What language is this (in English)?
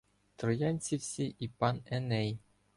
Ukrainian